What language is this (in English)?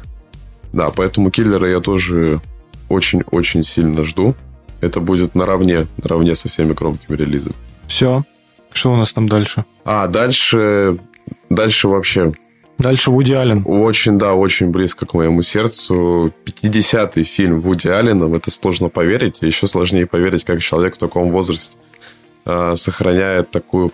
Russian